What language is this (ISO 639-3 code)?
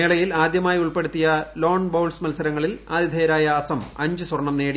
mal